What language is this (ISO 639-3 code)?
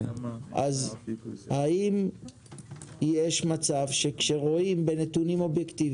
heb